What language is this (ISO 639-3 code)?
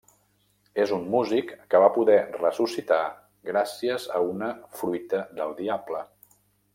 cat